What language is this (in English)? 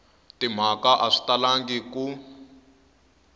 Tsonga